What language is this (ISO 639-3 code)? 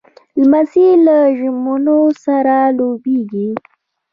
pus